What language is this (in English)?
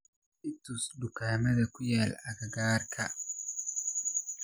Somali